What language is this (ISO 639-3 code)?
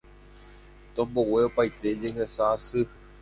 grn